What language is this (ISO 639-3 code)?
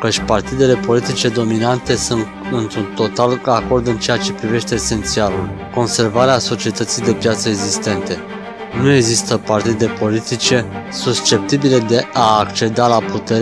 ron